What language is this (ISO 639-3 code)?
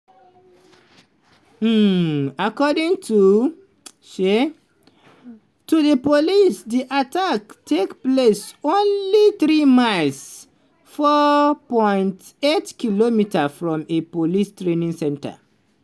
pcm